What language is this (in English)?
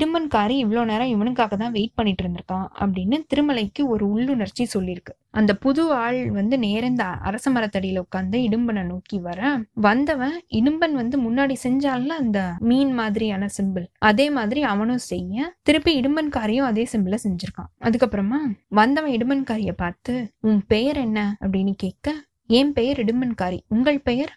Tamil